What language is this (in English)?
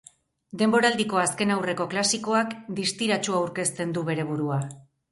Basque